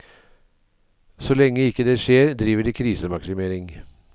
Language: Norwegian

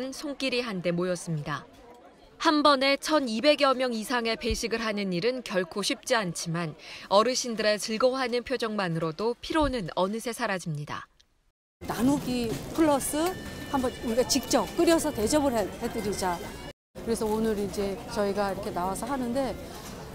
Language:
Korean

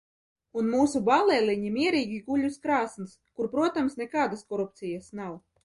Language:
Latvian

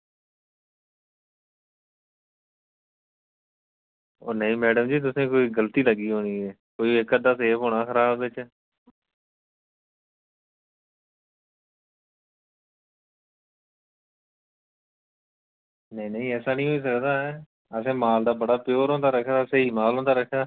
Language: Dogri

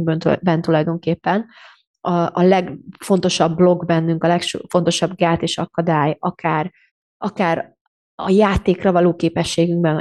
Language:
Hungarian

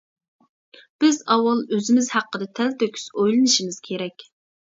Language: Uyghur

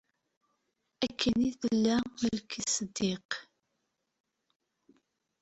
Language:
Kabyle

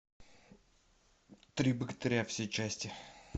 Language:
Russian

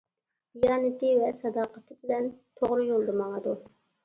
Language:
Uyghur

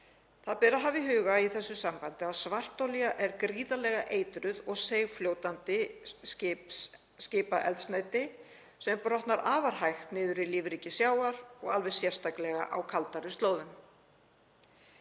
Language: Icelandic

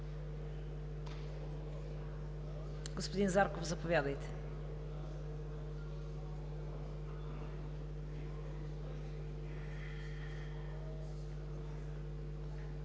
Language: Bulgarian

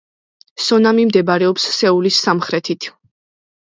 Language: Georgian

